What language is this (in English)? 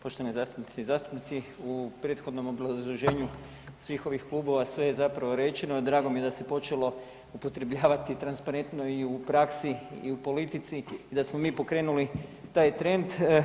Croatian